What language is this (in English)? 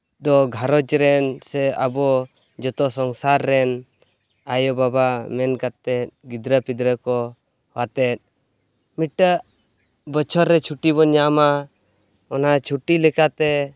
Santali